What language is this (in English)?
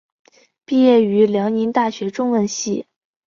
Chinese